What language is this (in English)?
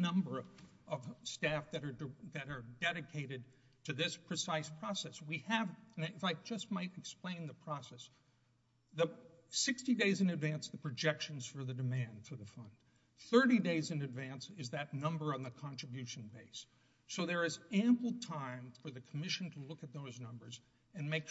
English